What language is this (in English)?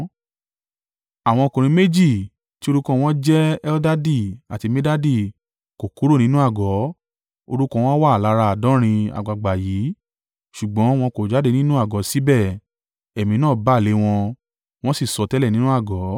Yoruba